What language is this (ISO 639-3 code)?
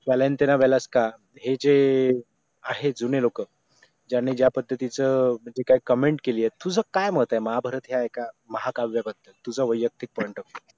mar